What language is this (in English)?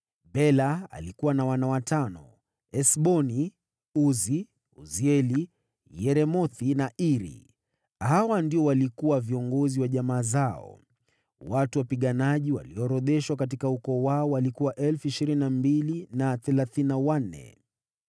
Swahili